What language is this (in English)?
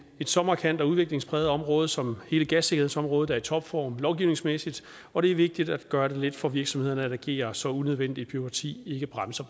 Danish